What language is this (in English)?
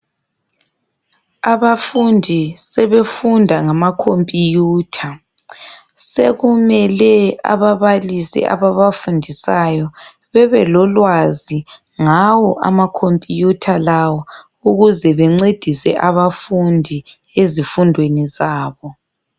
North Ndebele